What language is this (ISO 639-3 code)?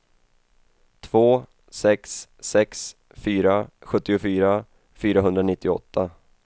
swe